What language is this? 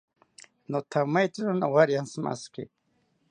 South Ucayali Ashéninka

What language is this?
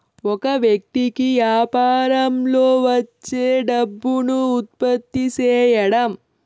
Telugu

